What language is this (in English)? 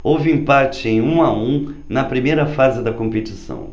Portuguese